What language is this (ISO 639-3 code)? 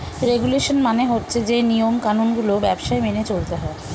ben